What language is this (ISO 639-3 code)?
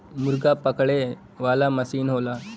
bho